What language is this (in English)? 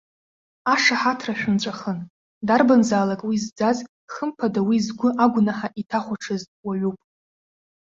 Abkhazian